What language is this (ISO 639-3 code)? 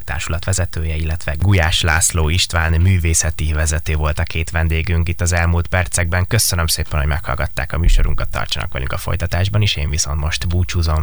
hun